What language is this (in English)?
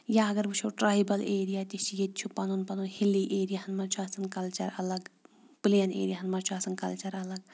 Kashmiri